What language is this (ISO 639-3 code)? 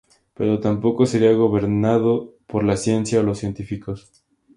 spa